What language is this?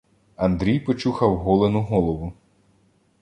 Ukrainian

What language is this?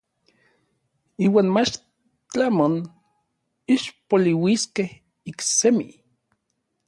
Orizaba Nahuatl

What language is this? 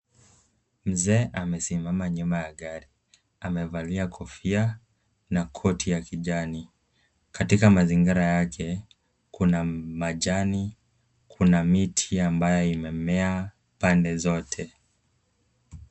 Swahili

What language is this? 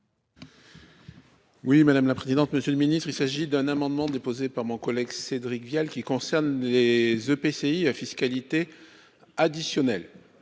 French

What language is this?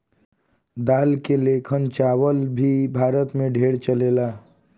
Bhojpuri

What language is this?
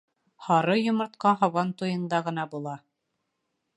Bashkir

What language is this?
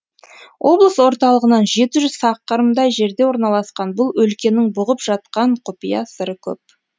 Kazakh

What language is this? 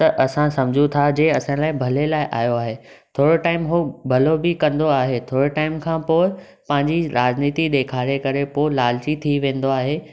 Sindhi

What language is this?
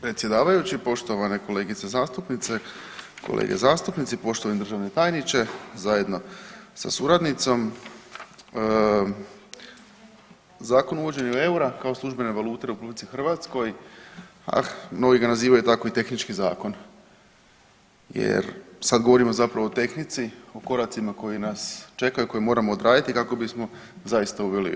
Croatian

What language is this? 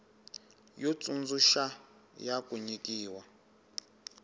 Tsonga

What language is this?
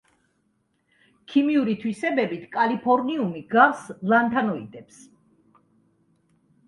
Georgian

